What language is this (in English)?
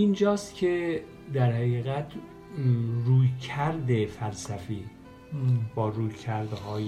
Persian